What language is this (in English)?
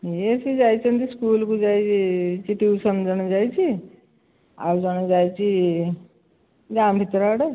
Odia